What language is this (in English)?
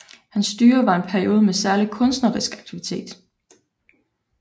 Danish